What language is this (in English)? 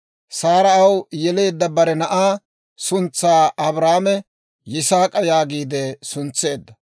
Dawro